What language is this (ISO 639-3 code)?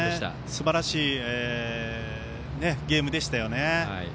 jpn